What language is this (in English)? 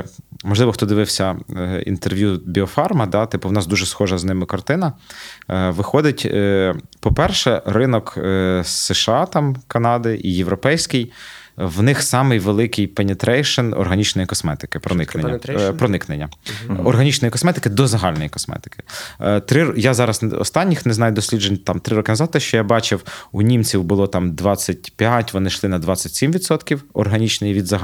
Ukrainian